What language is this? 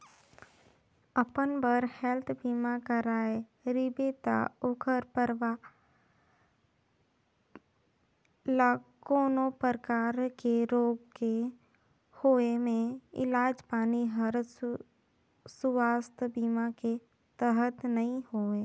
Chhattisgarhi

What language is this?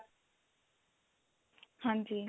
Punjabi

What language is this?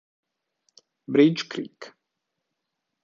Italian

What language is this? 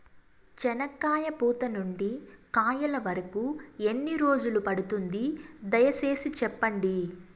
Telugu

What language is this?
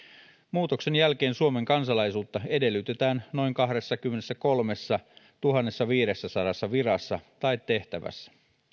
Finnish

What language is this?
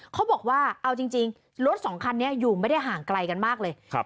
Thai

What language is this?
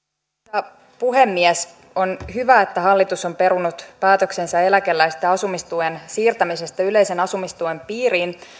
Finnish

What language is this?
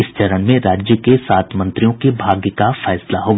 Hindi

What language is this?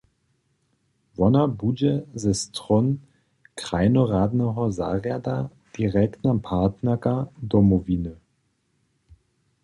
Upper Sorbian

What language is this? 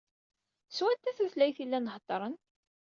Kabyle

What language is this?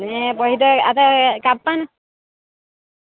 Gujarati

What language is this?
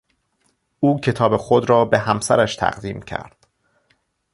Persian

